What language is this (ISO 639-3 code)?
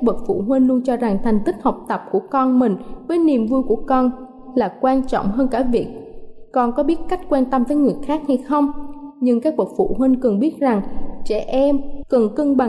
vie